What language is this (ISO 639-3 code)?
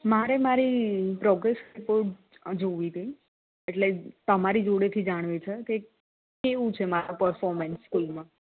guj